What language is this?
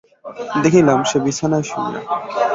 Bangla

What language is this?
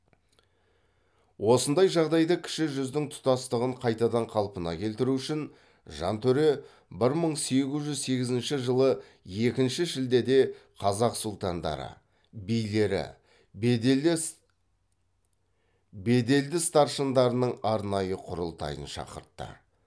Kazakh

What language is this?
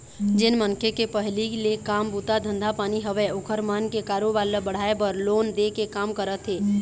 Chhattisgarhi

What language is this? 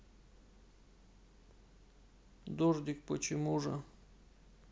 Russian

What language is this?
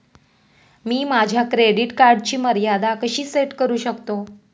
Marathi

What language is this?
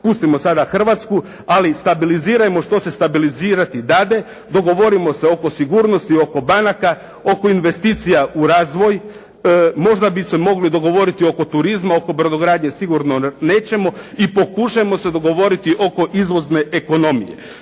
Croatian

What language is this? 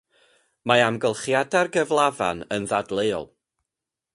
Welsh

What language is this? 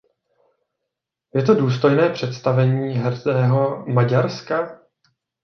Czech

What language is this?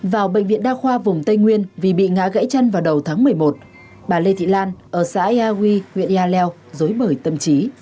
Vietnamese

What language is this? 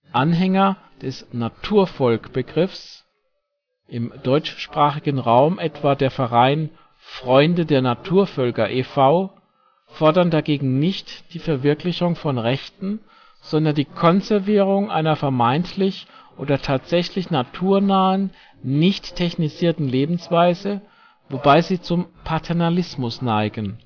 German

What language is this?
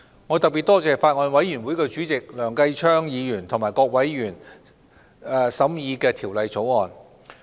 Cantonese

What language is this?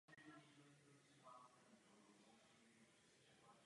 Czech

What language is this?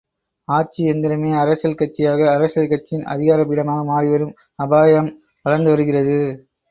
Tamil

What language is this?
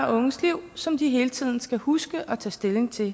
Danish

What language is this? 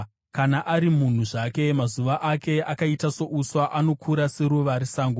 Shona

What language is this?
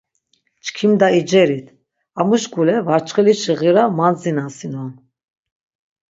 Laz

